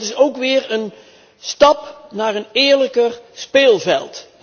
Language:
Dutch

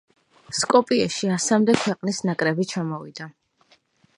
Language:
Georgian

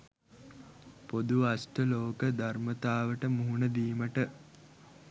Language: Sinhala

